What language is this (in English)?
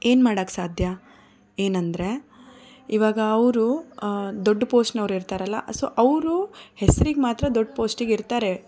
Kannada